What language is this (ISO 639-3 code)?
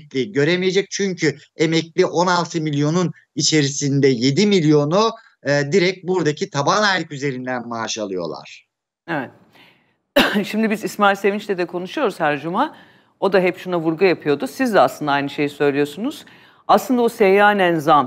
tur